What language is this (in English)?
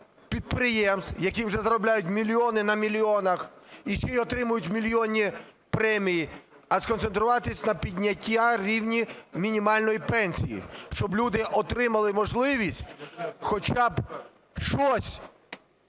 Ukrainian